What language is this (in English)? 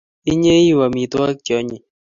Kalenjin